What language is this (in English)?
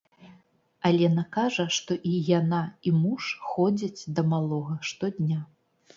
Belarusian